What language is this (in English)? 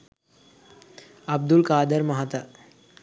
Sinhala